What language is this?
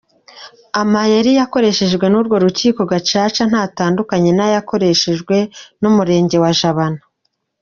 Kinyarwanda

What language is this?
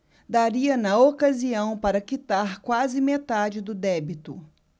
Portuguese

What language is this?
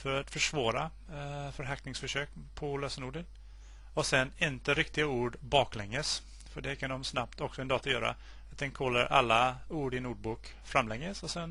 Swedish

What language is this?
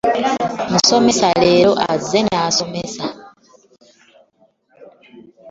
Ganda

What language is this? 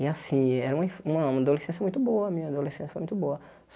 Portuguese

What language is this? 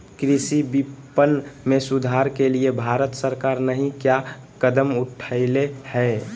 Magahi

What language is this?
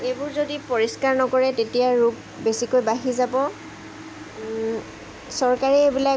Assamese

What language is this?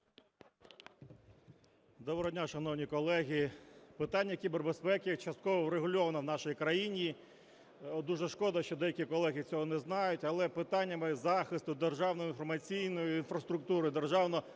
Ukrainian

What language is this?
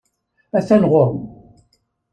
Kabyle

